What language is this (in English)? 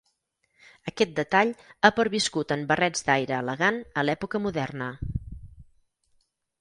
Catalan